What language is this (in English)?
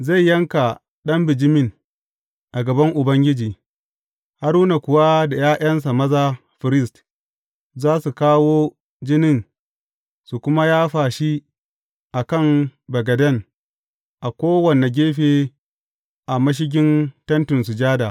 Hausa